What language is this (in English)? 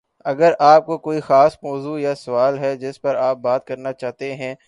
Urdu